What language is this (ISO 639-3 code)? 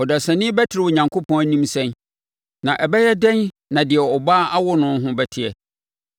aka